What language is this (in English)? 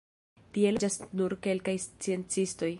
Esperanto